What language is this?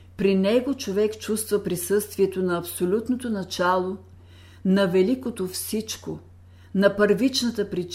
Bulgarian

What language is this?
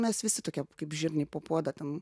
Lithuanian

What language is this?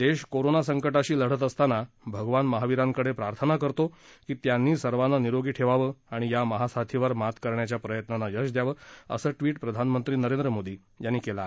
Marathi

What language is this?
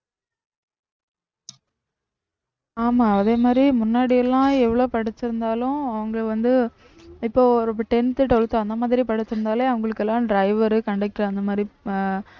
Tamil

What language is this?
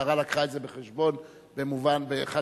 Hebrew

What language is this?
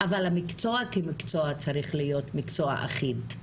Hebrew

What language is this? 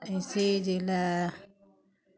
Dogri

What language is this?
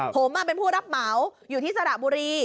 Thai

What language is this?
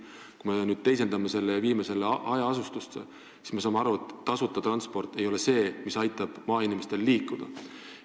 Estonian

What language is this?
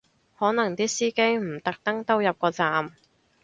Cantonese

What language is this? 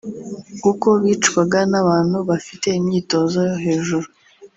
Kinyarwanda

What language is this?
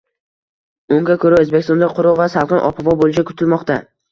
Uzbek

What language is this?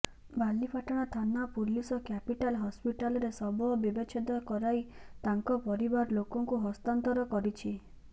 Odia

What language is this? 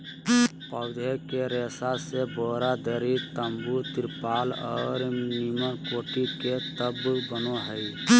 Magahi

